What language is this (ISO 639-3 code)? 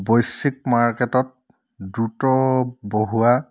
asm